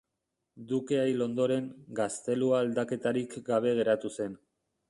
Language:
Basque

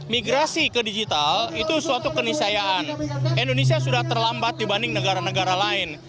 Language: Indonesian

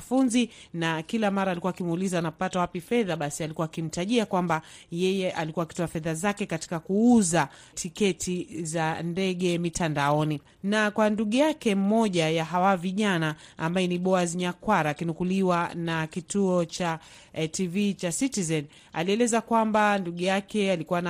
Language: Swahili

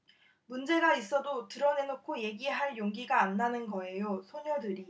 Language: Korean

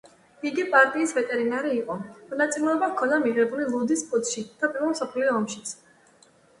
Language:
Georgian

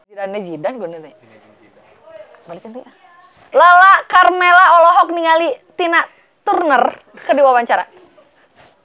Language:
Sundanese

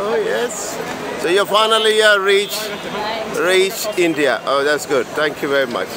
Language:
Danish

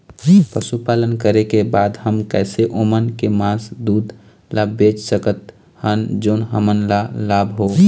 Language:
Chhattisgarhi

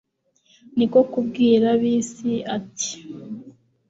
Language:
Kinyarwanda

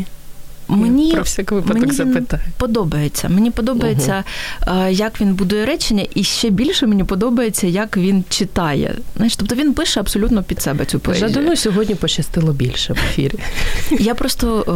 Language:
Ukrainian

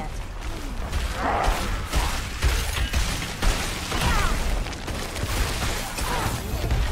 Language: English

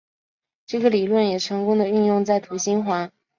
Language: Chinese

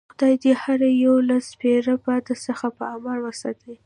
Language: Pashto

